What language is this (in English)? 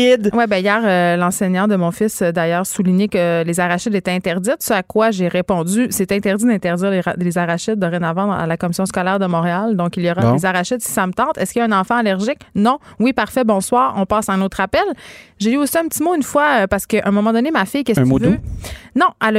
French